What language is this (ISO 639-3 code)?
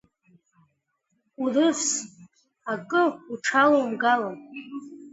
abk